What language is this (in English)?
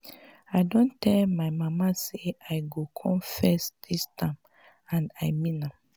Nigerian Pidgin